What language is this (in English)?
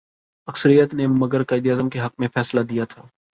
Urdu